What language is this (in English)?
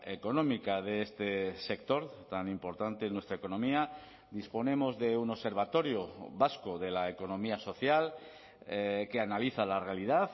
Spanish